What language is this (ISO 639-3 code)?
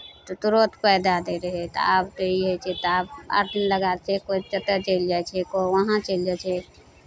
mai